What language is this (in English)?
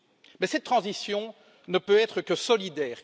French